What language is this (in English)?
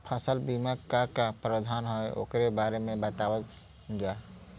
Bhojpuri